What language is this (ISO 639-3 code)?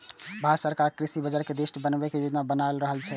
mai